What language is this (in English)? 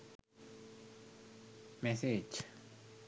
Sinhala